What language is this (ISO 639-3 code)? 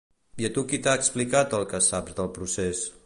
cat